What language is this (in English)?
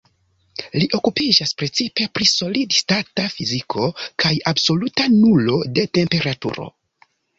Esperanto